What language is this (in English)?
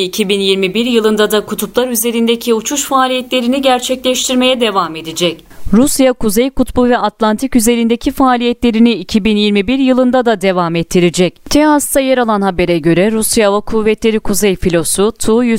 Turkish